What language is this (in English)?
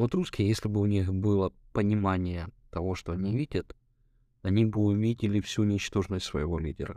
Ukrainian